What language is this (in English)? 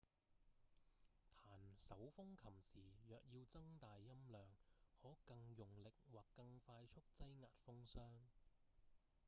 Cantonese